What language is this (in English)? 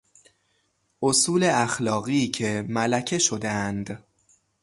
Persian